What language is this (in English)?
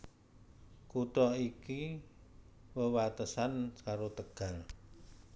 Javanese